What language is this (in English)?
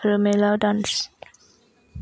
Bodo